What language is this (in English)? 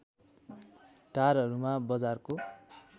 Nepali